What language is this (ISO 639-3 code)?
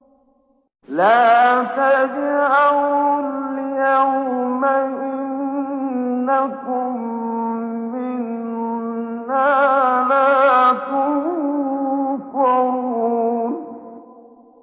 ara